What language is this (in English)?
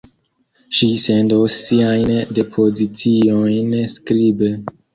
Esperanto